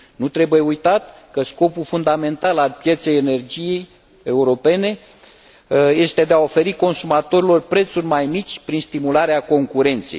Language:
Romanian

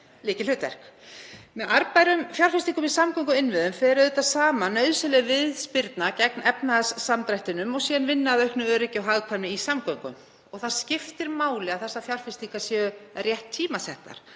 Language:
Icelandic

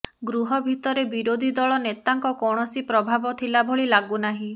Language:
Odia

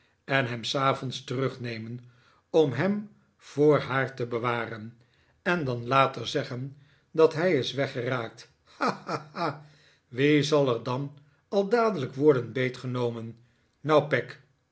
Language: Dutch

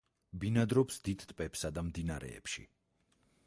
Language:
Georgian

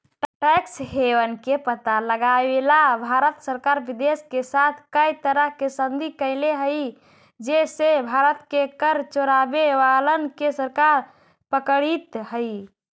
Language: Magahi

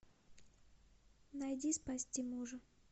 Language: Russian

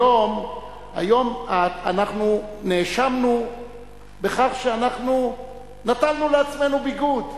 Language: Hebrew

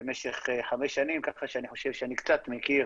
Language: Hebrew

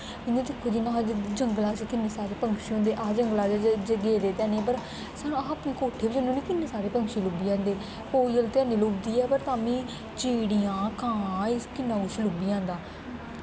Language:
Dogri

